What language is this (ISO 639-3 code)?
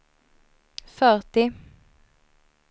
swe